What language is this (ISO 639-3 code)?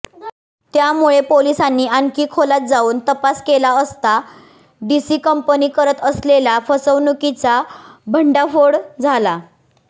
mar